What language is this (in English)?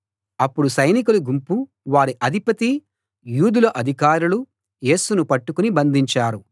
Telugu